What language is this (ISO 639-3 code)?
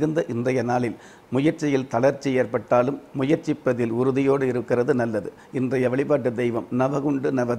tur